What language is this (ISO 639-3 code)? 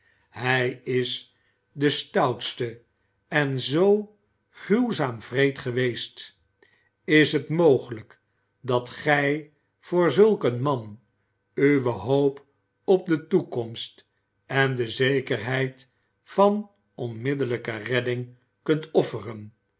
nld